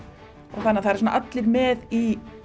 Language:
Icelandic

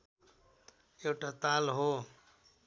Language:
Nepali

